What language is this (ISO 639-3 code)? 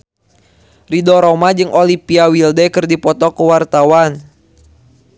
sun